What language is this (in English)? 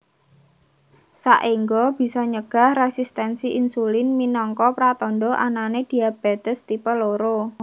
Javanese